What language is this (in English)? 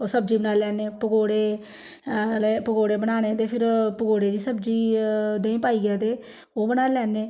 Dogri